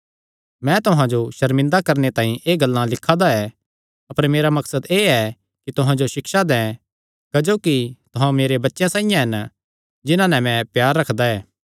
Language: Kangri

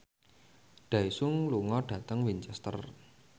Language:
Javanese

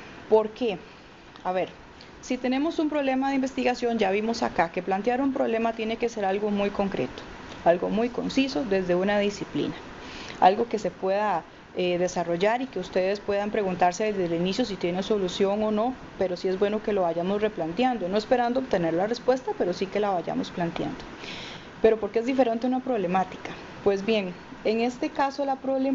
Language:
Spanish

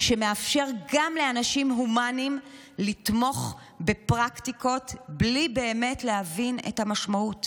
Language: Hebrew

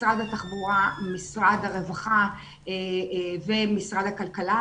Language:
Hebrew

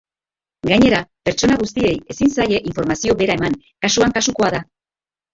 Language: Basque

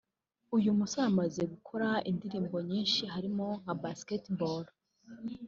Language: Kinyarwanda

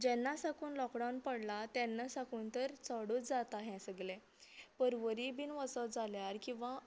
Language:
Konkani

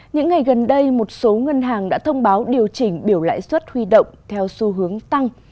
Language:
Vietnamese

